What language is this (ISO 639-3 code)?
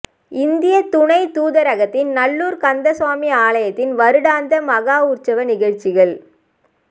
tam